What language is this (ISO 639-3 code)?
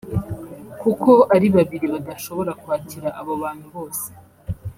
kin